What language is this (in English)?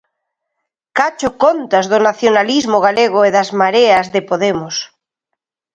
Galician